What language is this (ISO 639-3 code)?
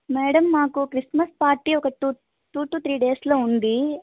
tel